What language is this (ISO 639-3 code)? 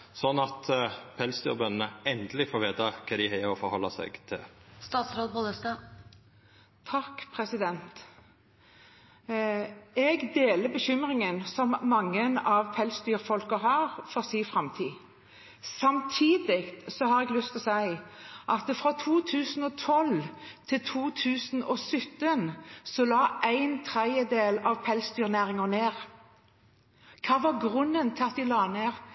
nor